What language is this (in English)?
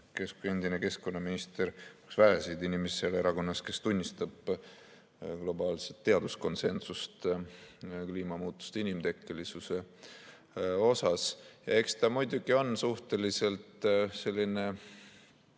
Estonian